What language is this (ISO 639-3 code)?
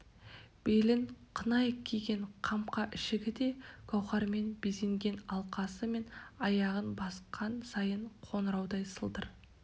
kaz